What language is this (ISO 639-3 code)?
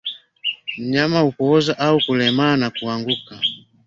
swa